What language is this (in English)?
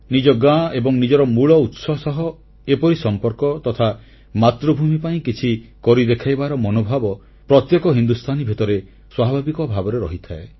Odia